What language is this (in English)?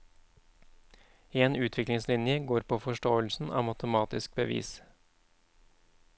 Norwegian